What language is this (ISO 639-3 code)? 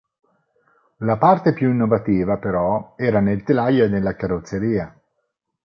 ita